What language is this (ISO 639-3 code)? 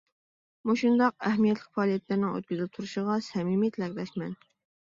uig